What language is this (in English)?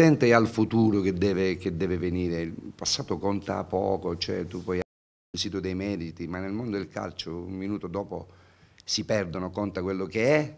Italian